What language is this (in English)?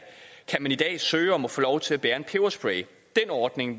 Danish